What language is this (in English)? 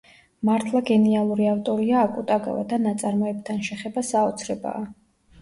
Georgian